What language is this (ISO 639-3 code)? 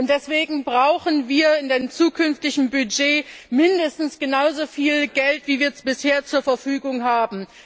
deu